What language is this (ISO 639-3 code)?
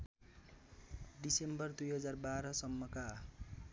nep